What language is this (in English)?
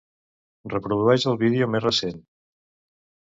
Catalan